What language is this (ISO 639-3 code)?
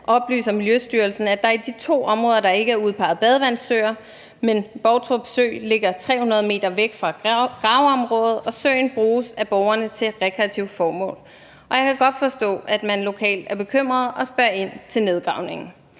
dan